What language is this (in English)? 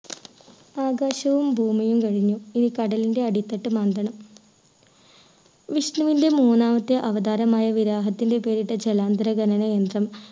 Malayalam